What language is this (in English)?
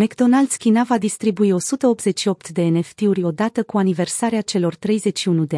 Romanian